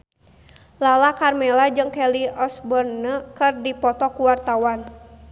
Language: Sundanese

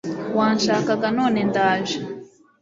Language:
Kinyarwanda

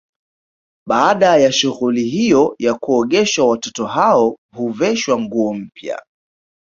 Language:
Swahili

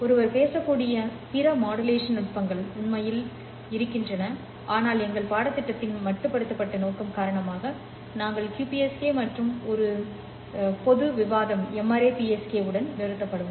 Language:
Tamil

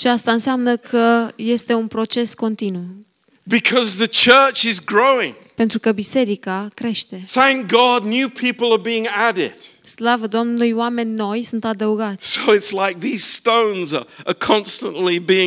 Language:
Romanian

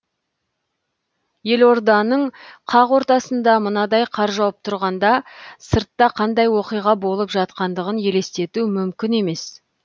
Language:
Kazakh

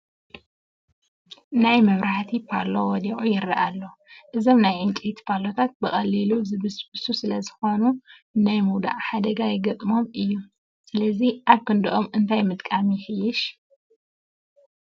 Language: Tigrinya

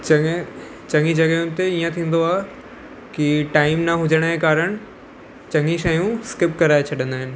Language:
Sindhi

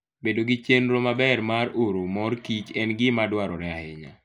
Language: Luo (Kenya and Tanzania)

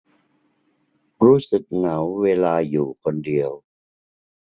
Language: Thai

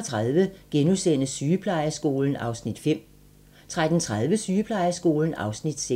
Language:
Danish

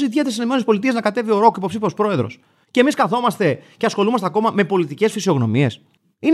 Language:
Greek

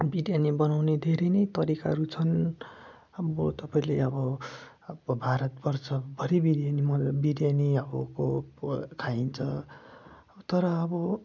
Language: Nepali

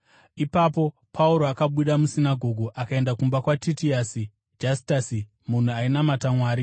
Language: Shona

